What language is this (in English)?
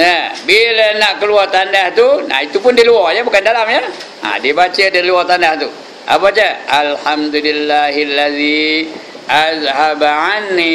Malay